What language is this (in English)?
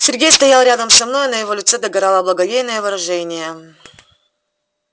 Russian